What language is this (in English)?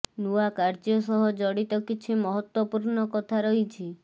Odia